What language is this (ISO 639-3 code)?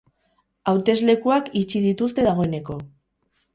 eus